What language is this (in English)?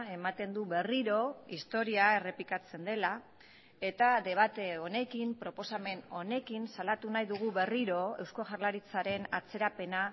Basque